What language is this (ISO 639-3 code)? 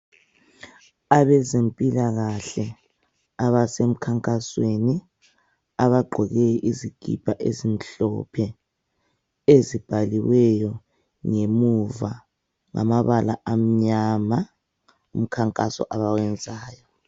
nde